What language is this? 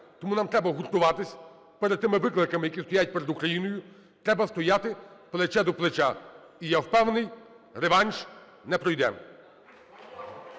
Ukrainian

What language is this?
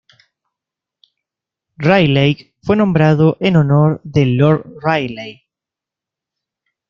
Spanish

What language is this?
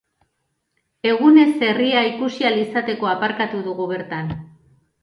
Basque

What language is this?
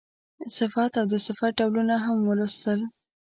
Pashto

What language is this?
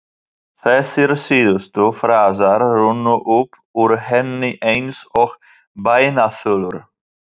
Icelandic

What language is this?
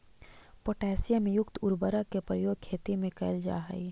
Magahi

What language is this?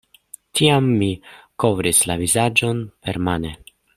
Esperanto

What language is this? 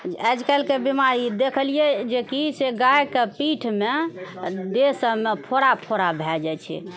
Maithili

